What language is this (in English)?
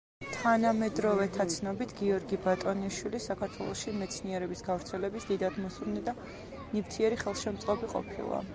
Georgian